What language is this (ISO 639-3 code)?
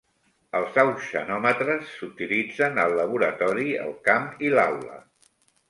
cat